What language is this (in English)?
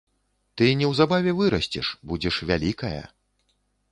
Belarusian